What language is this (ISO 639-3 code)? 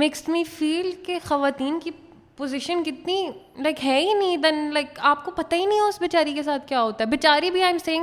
urd